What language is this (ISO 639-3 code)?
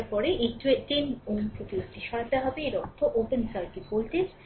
ben